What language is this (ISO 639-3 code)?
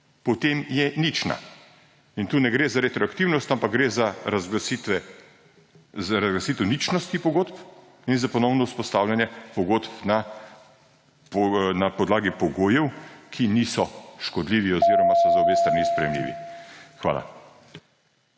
slv